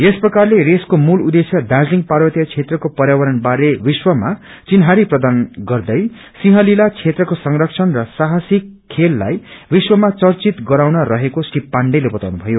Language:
Nepali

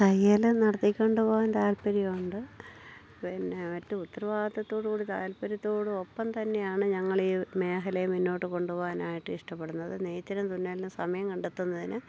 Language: Malayalam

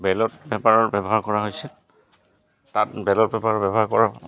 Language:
Assamese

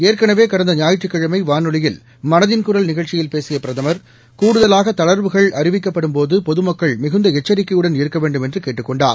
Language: Tamil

